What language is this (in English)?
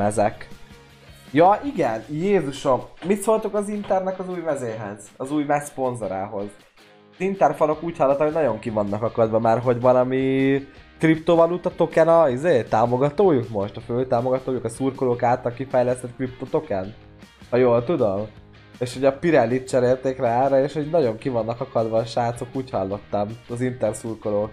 Hungarian